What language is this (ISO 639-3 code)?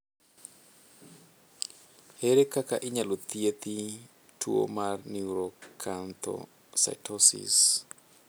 luo